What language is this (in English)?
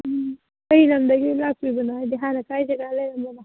Manipuri